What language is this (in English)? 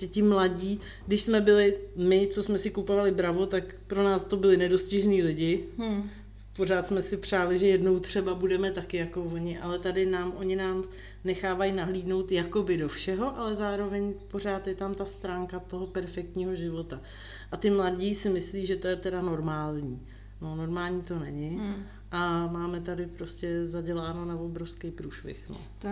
Czech